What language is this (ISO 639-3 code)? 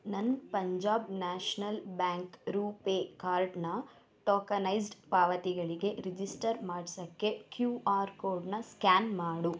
kan